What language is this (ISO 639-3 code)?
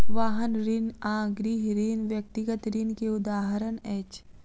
mai